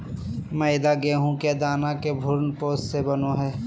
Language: Magahi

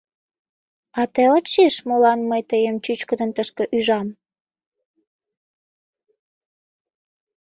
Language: Mari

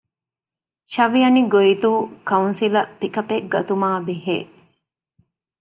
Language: Divehi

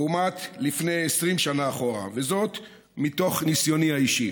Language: Hebrew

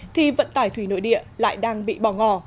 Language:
Vietnamese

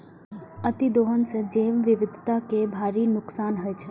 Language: Maithili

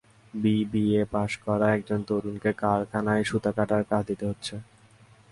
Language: Bangla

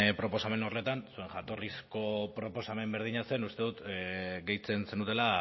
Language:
Basque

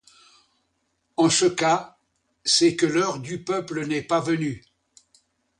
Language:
French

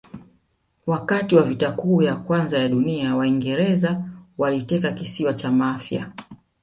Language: Swahili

